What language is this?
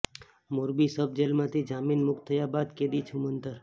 Gujarati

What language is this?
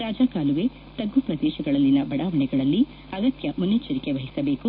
Kannada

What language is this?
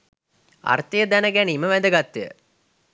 Sinhala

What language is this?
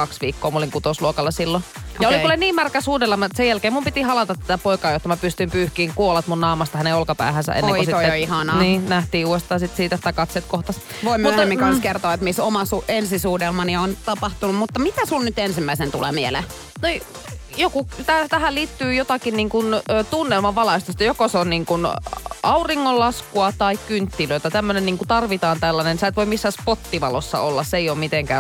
Finnish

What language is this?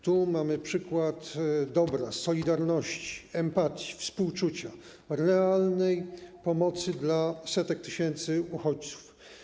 Polish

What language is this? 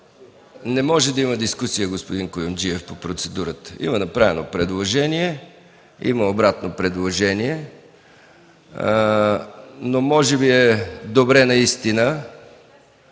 Bulgarian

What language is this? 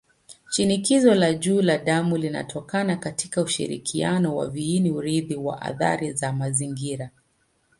Swahili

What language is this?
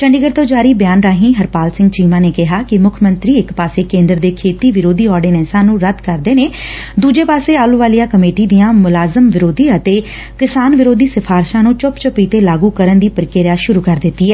Punjabi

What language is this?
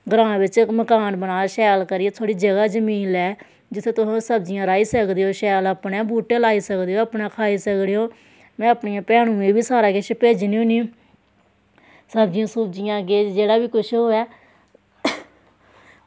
Dogri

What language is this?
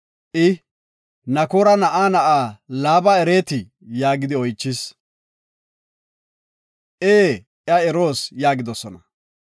Gofa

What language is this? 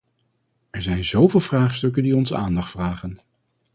Dutch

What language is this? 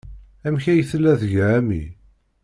Kabyle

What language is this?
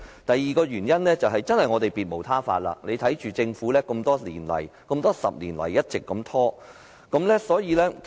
Cantonese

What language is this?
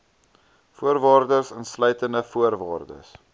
Afrikaans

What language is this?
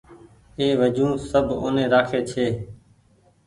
Goaria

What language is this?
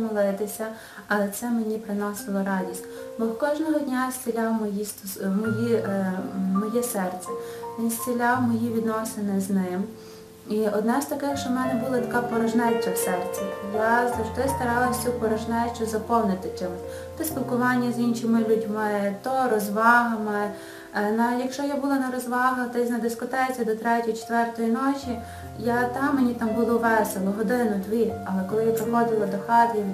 Ukrainian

